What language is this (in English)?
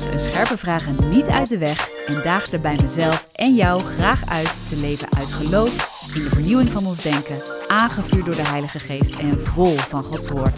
Dutch